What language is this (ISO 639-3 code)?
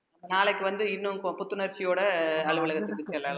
tam